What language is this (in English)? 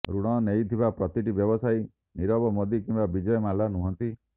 Odia